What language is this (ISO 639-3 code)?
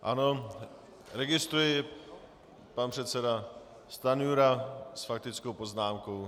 ces